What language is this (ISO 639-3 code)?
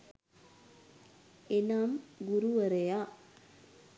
sin